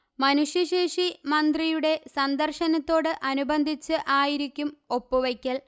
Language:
Malayalam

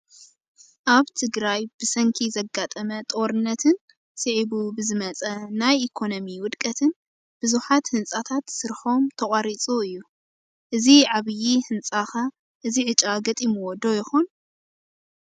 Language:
Tigrinya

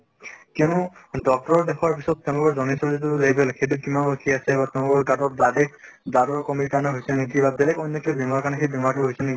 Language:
Assamese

